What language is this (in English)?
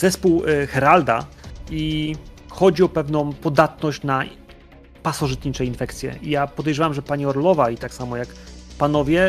Polish